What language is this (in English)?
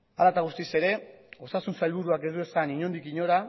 Basque